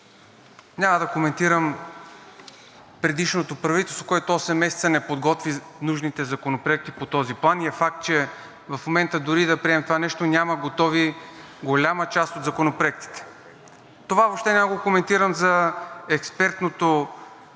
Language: Bulgarian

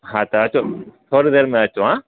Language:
Sindhi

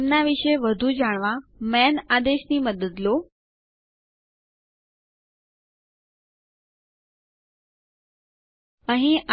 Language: Gujarati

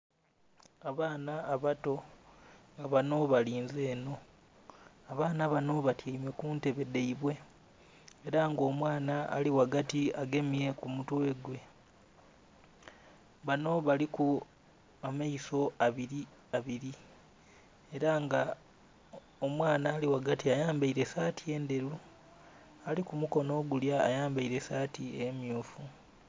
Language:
Soga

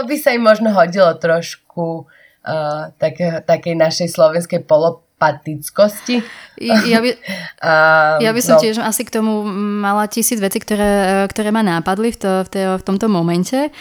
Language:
Slovak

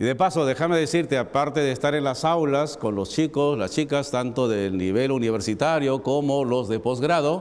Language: Spanish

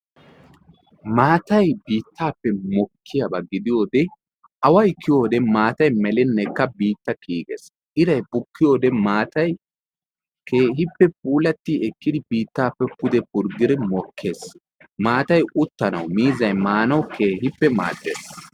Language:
Wolaytta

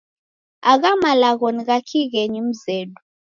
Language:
Taita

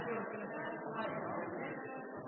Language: Norwegian Bokmål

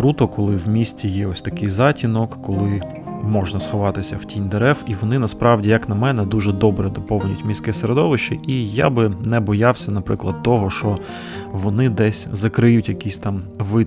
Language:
Ukrainian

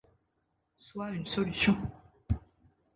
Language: French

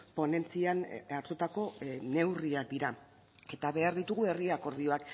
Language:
Basque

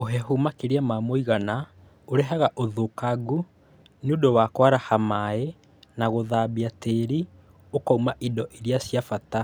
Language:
Kikuyu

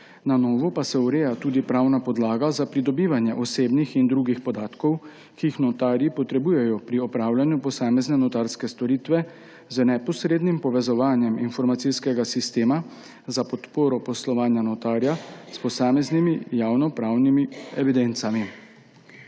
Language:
Slovenian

